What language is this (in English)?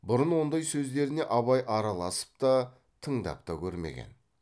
Kazakh